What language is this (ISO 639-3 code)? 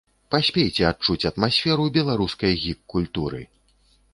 bel